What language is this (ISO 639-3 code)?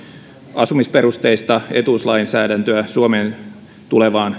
fin